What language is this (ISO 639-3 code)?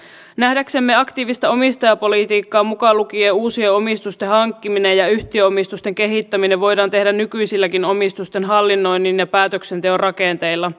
fin